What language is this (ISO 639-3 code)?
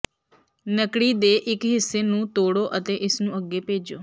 pan